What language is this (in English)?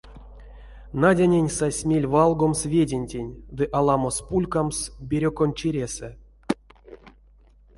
Erzya